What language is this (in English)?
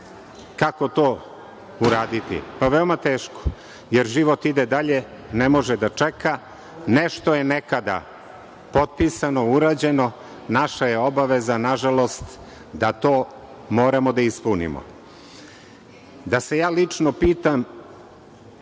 Serbian